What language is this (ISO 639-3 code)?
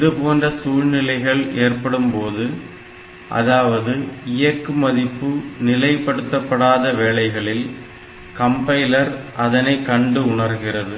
tam